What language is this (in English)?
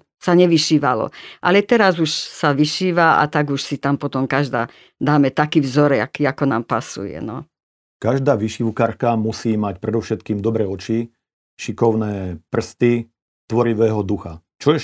Slovak